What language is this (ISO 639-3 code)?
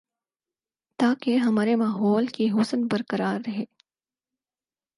urd